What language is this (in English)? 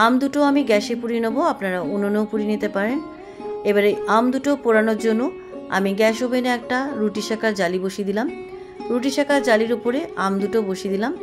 Bangla